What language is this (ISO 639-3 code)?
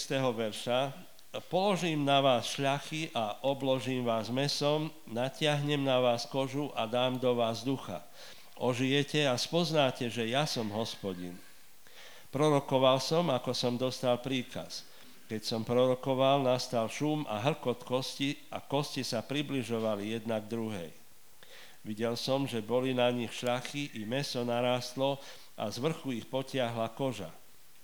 slk